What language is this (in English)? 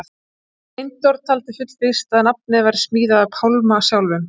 Icelandic